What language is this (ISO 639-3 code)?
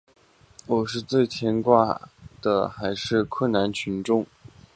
zho